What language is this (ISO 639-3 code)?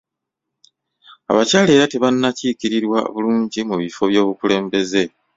lug